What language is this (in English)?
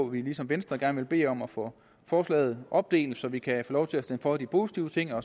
Danish